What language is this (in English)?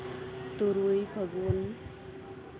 Santali